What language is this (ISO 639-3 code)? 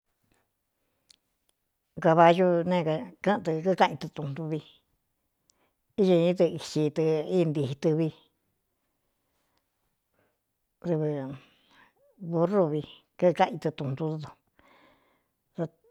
xtu